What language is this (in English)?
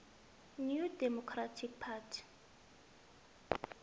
South Ndebele